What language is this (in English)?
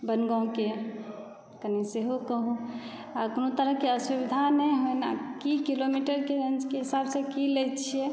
Maithili